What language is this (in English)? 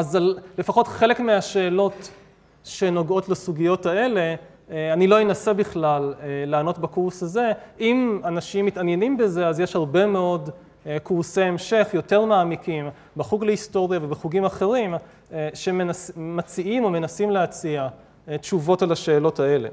Hebrew